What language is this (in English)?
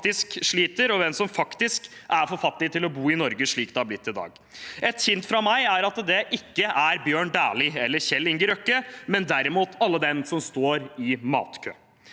Norwegian